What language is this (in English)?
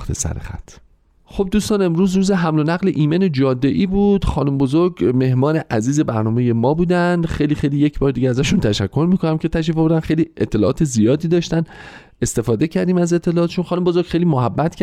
Persian